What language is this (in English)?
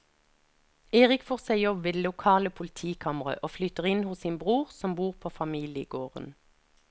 Norwegian